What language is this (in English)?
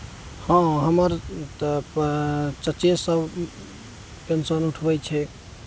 Maithili